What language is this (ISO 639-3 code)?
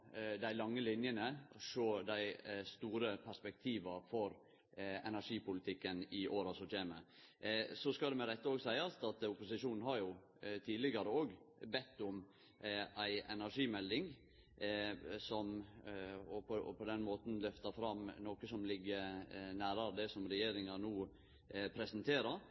nno